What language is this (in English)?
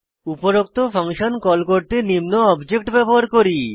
Bangla